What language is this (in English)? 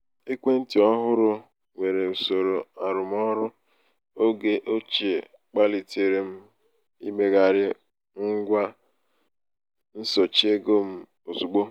Igbo